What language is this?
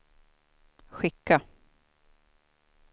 Swedish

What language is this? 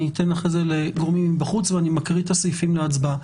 Hebrew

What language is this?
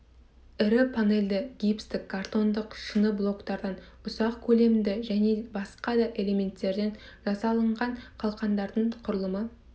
Kazakh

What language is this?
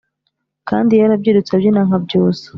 Kinyarwanda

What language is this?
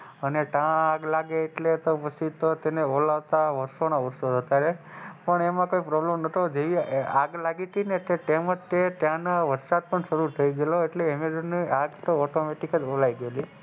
Gujarati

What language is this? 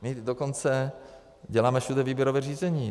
Czech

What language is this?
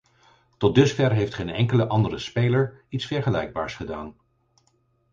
Dutch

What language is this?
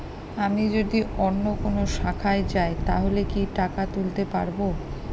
Bangla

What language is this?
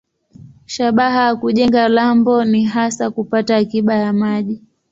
Swahili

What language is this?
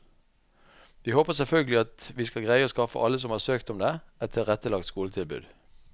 Norwegian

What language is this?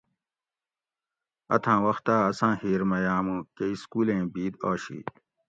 Gawri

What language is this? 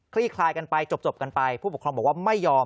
Thai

